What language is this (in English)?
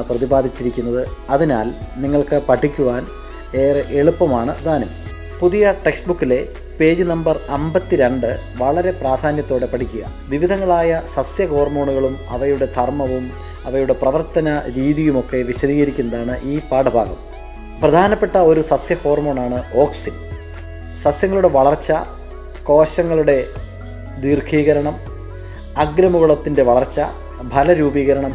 Malayalam